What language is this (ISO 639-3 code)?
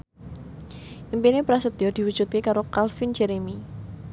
jav